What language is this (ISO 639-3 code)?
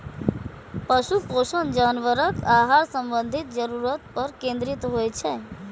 mai